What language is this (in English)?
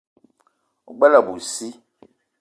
Eton (Cameroon)